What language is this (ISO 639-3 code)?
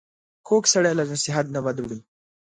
pus